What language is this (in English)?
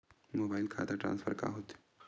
Chhattisgarhi